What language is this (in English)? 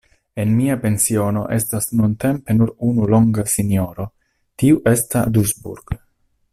Esperanto